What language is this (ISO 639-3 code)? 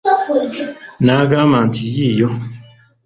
lug